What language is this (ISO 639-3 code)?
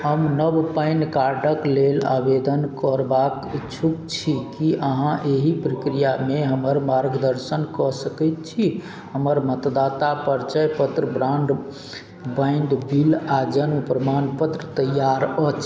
mai